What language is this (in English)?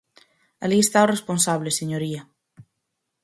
Galician